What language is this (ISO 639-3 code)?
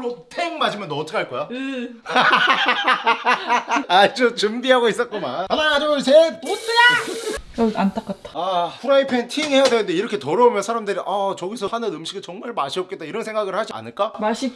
kor